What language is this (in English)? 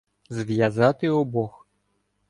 Ukrainian